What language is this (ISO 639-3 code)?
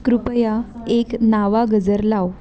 mar